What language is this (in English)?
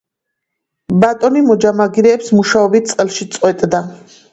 Georgian